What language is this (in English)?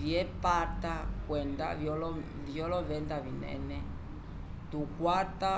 Umbundu